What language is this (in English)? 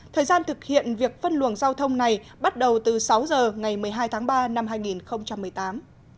Vietnamese